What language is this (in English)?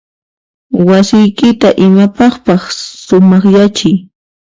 Puno Quechua